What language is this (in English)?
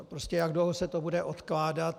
Czech